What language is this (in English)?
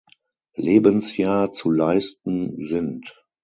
German